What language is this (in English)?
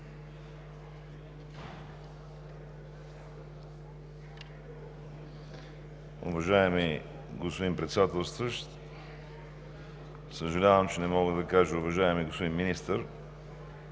Bulgarian